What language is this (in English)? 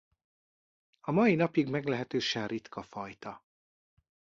Hungarian